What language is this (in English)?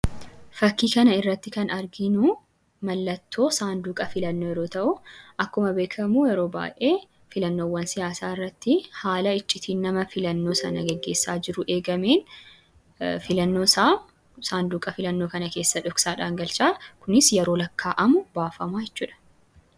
Oromo